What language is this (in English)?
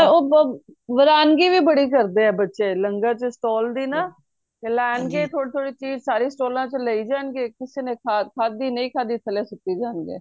Punjabi